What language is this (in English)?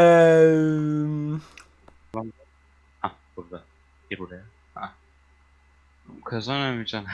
Turkish